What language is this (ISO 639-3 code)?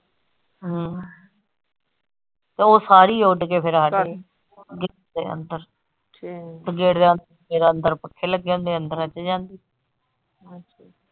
pan